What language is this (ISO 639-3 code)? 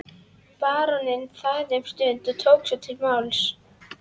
isl